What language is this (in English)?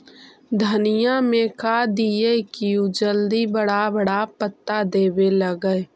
Magahi